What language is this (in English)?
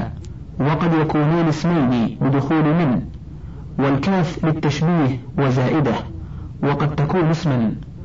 Arabic